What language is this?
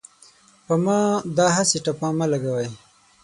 Pashto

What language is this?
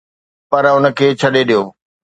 Sindhi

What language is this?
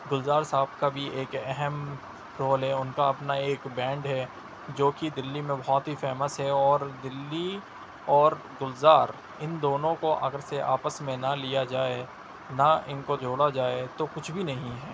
Urdu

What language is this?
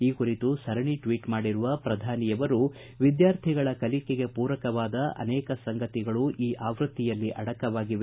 Kannada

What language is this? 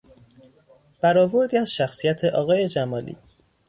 Persian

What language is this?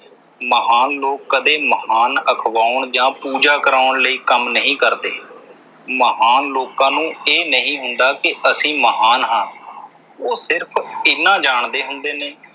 Punjabi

